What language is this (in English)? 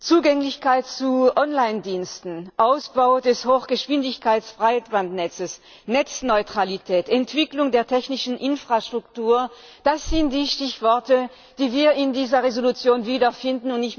German